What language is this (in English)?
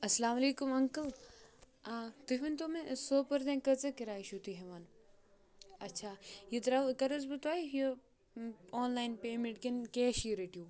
Kashmiri